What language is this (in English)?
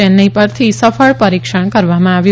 Gujarati